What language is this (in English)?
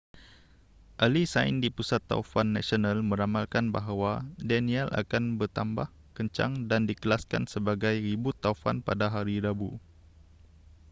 Malay